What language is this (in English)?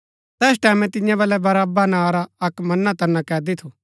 Gaddi